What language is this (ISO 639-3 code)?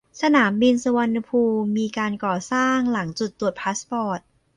tha